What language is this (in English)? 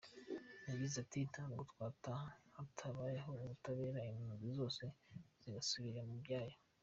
Kinyarwanda